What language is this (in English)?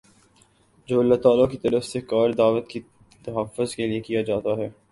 Urdu